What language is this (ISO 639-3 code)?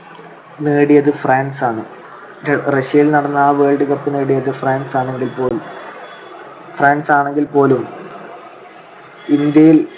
mal